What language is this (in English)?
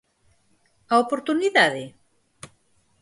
Galician